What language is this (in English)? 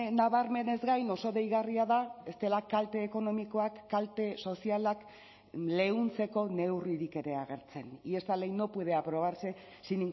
Basque